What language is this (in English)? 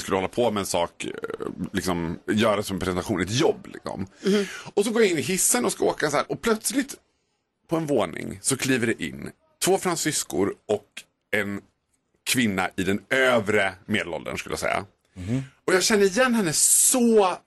Swedish